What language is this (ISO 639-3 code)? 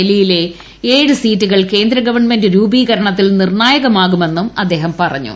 mal